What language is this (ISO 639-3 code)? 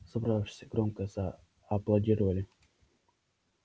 rus